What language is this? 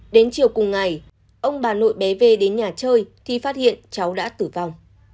Vietnamese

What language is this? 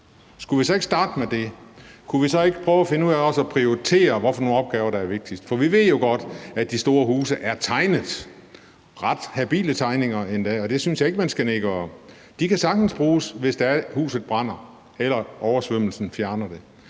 Danish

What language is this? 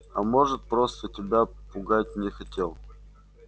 Russian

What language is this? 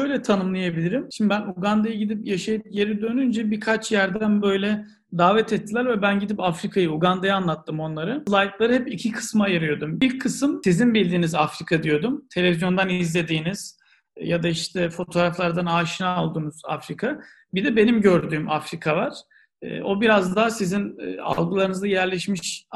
Turkish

